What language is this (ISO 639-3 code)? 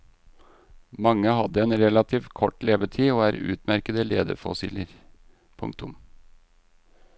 nor